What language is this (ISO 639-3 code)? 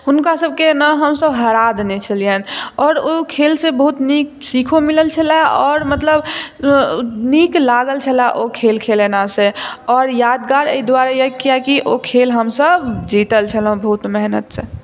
mai